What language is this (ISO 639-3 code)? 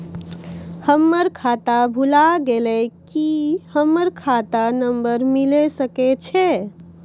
mai